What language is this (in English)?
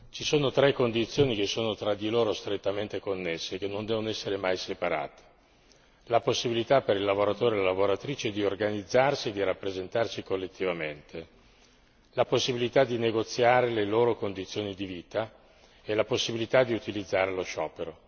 Italian